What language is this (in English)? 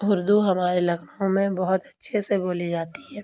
Urdu